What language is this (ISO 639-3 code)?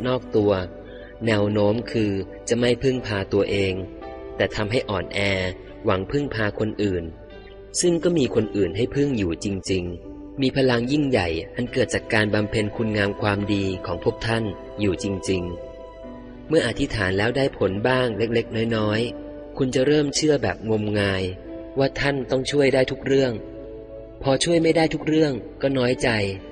tha